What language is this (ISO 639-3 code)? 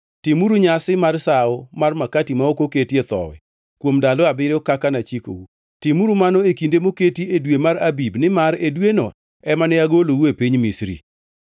luo